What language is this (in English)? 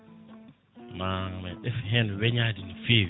Fula